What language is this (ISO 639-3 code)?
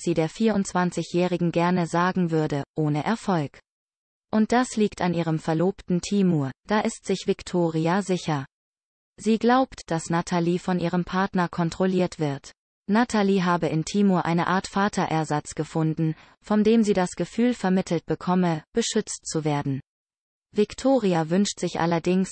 deu